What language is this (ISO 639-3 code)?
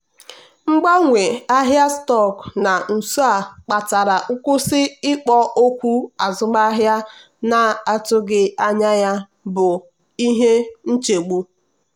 ibo